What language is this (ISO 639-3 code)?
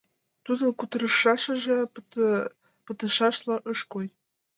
chm